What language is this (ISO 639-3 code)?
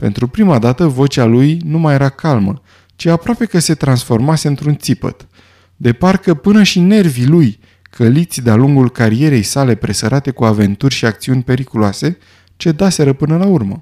ron